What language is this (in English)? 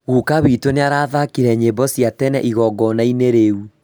Kikuyu